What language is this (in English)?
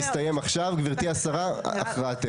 Hebrew